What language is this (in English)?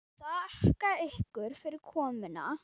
Icelandic